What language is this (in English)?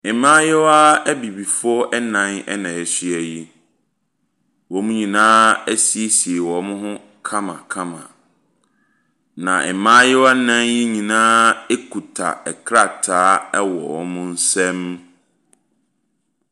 Akan